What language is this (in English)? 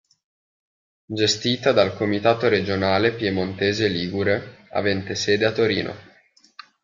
Italian